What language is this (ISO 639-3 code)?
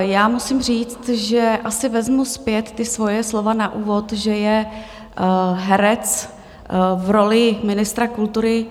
ces